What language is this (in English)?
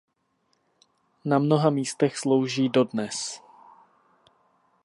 Czech